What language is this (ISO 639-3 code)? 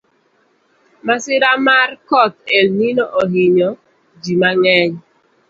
luo